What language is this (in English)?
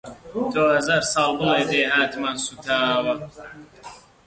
Central Kurdish